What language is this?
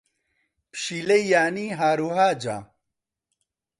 Central Kurdish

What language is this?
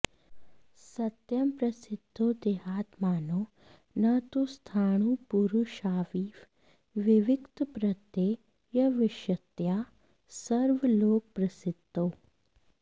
Sanskrit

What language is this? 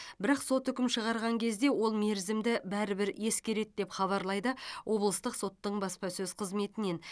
Kazakh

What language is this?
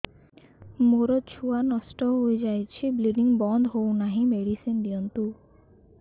Odia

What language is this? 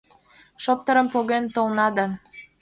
Mari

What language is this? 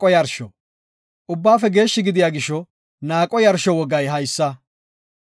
Gofa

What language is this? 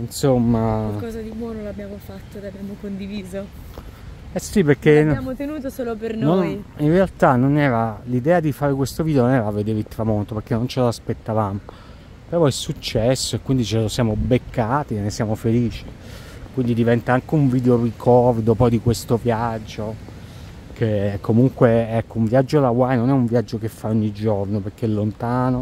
Italian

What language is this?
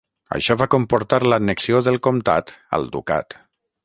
Catalan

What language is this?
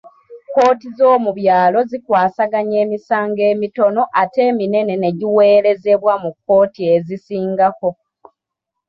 Ganda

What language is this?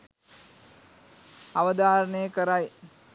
Sinhala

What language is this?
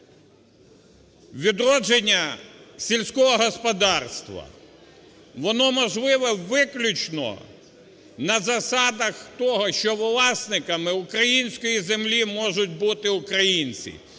Ukrainian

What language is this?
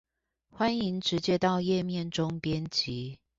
Chinese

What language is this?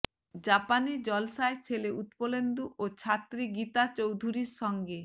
Bangla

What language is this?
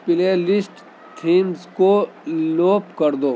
Urdu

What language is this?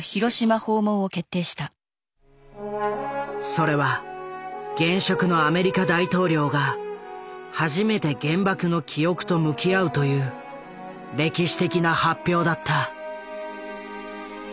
Japanese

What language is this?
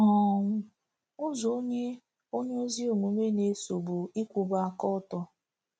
Igbo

